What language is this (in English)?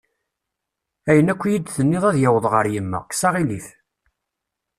Kabyle